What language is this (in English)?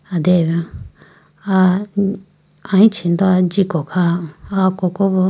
Idu-Mishmi